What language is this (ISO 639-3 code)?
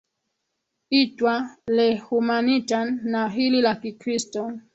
swa